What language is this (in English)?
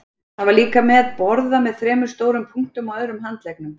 Icelandic